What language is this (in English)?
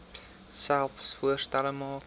Afrikaans